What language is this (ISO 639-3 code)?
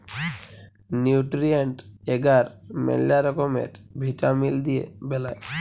ben